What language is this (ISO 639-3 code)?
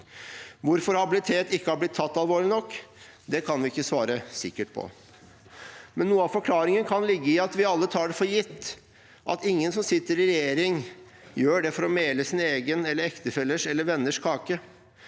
nor